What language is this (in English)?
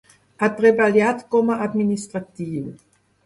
Catalan